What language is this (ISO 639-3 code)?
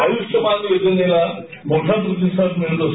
mar